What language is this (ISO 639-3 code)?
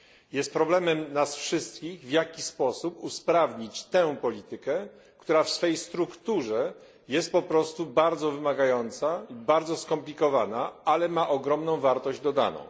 pol